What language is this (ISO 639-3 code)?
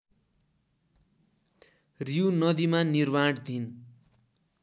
nep